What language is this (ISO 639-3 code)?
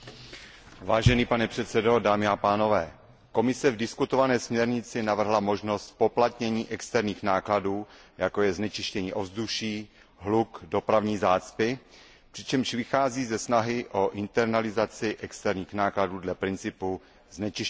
ces